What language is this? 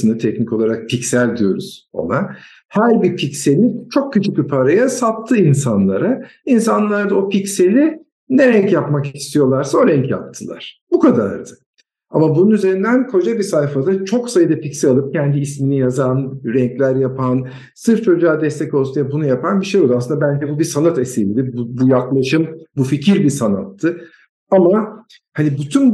Turkish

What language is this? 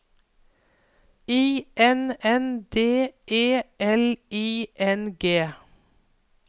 Norwegian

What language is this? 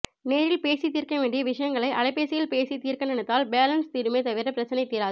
Tamil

